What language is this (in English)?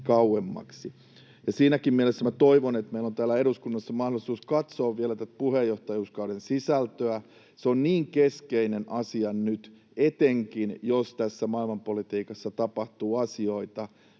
Finnish